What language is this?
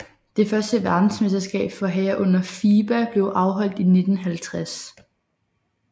Danish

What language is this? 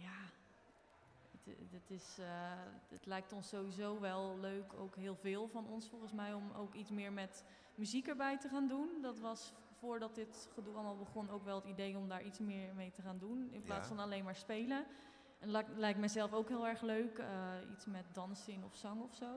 Dutch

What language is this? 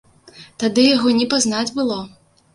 Belarusian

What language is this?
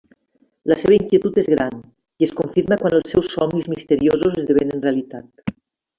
Catalan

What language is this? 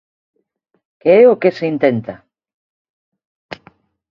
Galician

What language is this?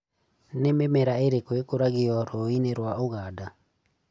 Kikuyu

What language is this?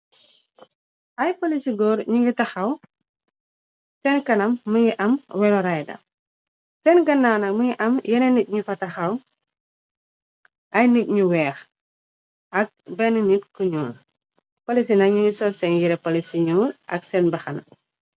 Wolof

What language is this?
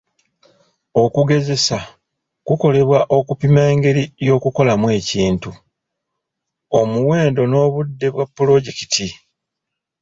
Ganda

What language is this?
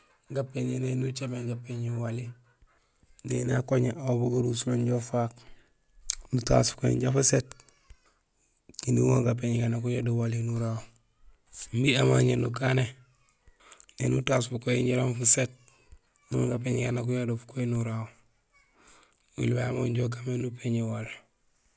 Gusilay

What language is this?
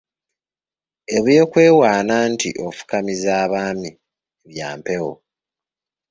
Ganda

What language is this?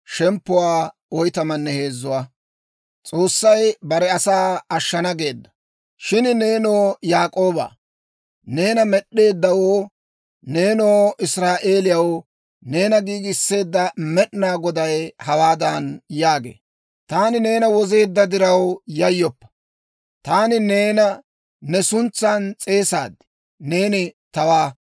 Dawro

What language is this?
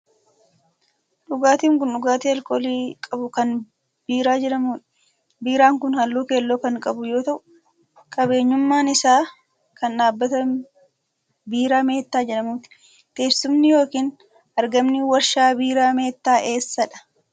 Oromo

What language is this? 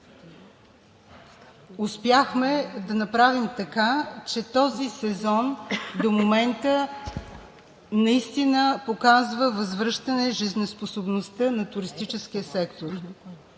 Bulgarian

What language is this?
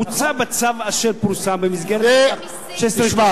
Hebrew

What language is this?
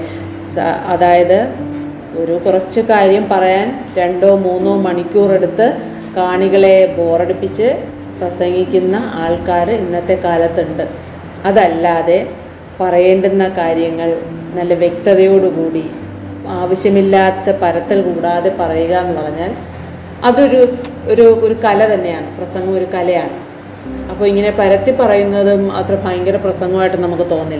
Malayalam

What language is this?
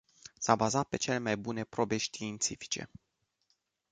Romanian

